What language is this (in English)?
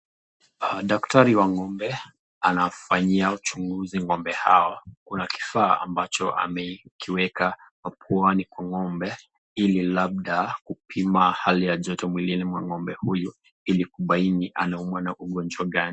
Swahili